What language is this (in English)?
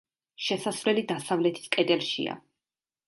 Georgian